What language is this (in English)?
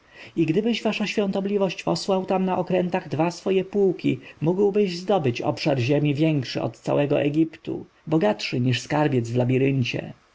Polish